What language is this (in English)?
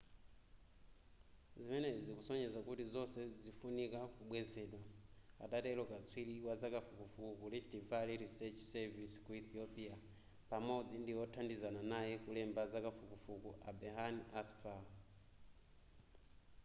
Nyanja